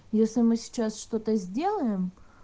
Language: Russian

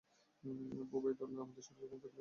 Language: Bangla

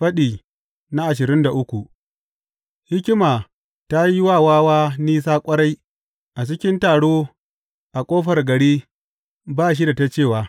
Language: Hausa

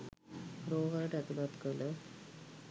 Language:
Sinhala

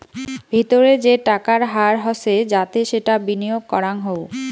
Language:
Bangla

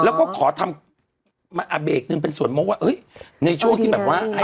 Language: Thai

